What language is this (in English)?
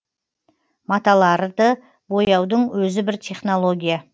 Kazakh